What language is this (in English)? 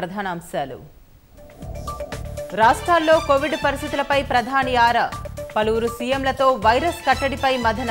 Hindi